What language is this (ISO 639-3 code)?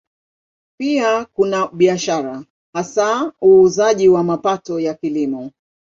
swa